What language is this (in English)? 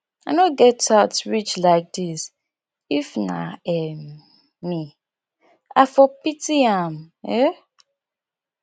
Nigerian Pidgin